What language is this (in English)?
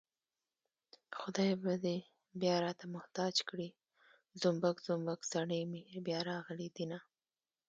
Pashto